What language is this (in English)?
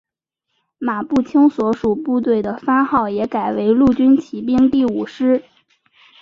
Chinese